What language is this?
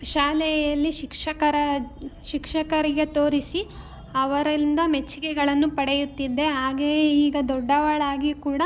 Kannada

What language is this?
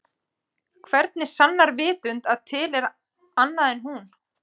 Icelandic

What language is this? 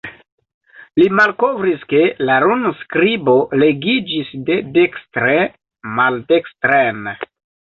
Esperanto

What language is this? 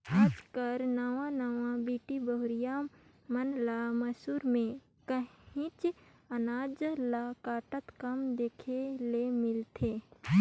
Chhattisgarhi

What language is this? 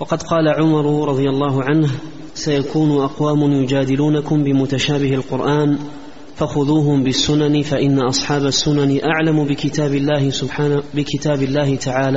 Arabic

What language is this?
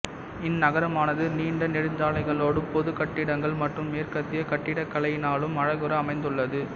Tamil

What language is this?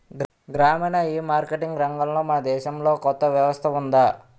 Telugu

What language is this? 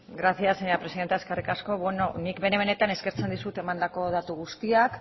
Basque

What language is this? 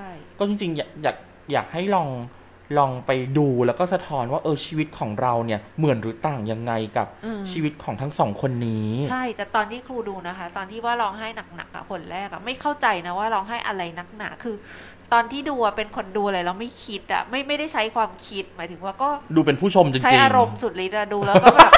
Thai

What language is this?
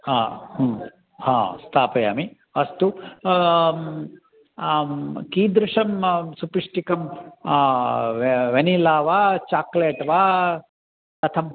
Sanskrit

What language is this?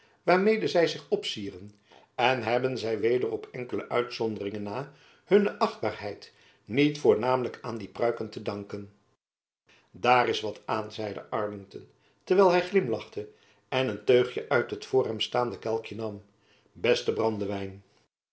Dutch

